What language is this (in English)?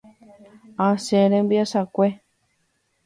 Guarani